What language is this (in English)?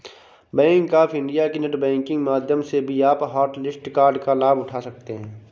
Hindi